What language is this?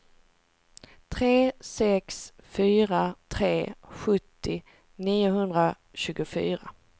Swedish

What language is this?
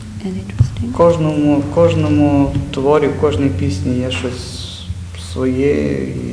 Ukrainian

